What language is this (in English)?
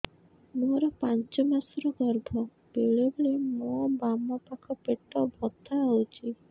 Odia